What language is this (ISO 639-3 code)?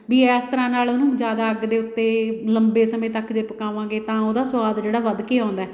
pan